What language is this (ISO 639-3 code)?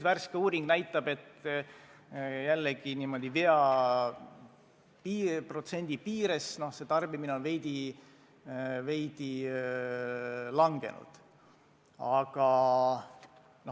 est